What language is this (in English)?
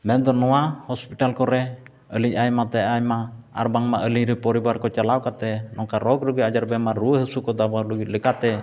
Santali